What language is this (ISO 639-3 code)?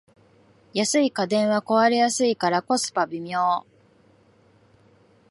jpn